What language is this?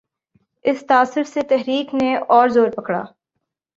Urdu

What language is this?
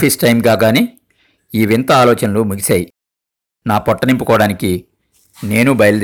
Telugu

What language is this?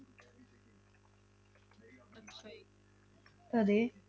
Punjabi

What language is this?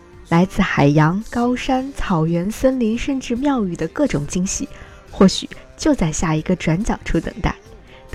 Chinese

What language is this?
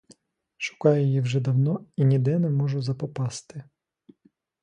Ukrainian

